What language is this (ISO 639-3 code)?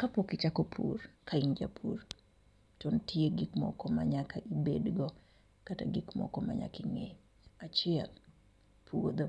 luo